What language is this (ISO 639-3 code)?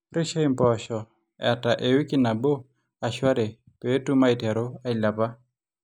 mas